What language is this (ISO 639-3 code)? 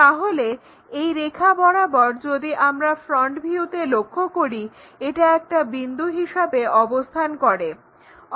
ben